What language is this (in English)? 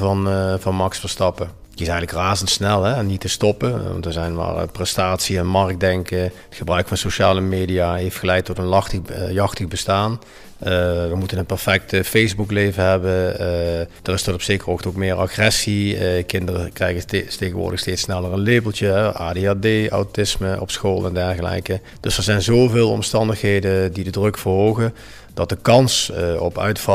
Dutch